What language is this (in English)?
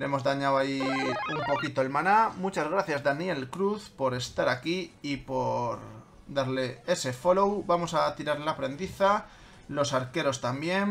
Spanish